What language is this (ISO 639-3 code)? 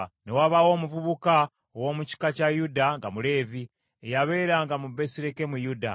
lug